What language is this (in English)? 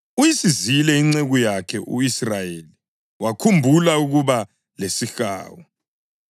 North Ndebele